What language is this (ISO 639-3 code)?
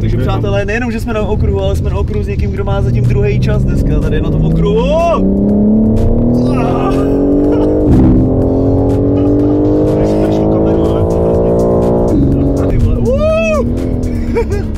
ces